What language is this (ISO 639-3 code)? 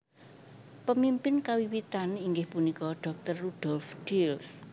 jav